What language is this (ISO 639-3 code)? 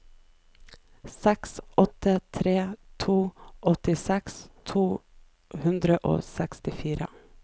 nor